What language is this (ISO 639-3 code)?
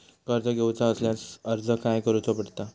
mar